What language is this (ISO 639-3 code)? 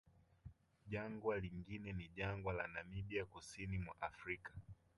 swa